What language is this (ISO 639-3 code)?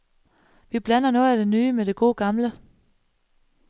dan